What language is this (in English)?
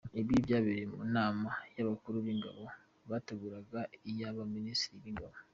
Kinyarwanda